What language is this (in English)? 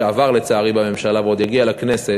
Hebrew